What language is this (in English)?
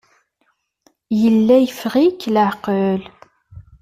Kabyle